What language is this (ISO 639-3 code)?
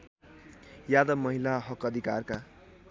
nep